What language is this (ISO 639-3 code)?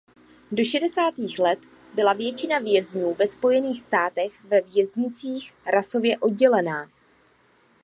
ces